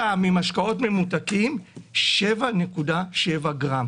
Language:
Hebrew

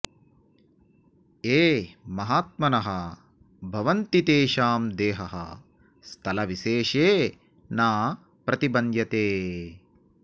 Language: Sanskrit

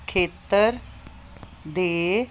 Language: Punjabi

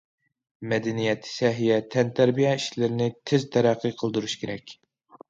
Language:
Uyghur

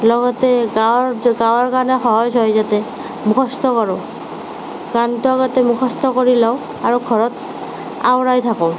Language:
Assamese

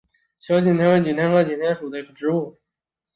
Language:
Chinese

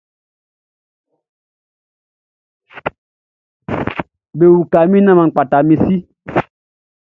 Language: Baoulé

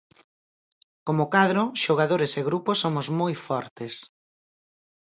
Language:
Galician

